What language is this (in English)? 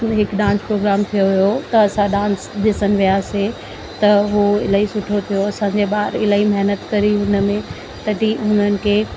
Sindhi